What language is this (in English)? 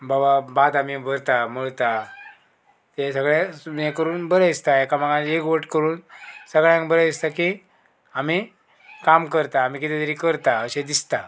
Konkani